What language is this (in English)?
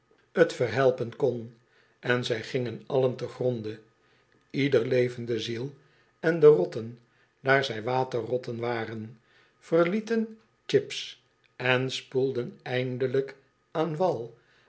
Dutch